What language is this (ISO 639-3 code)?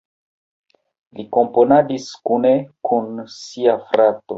epo